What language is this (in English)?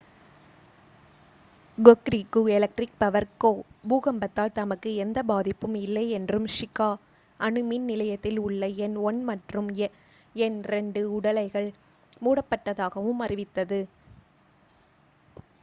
Tamil